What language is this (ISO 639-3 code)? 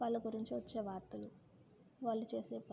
tel